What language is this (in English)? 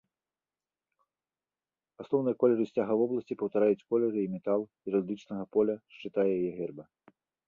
Belarusian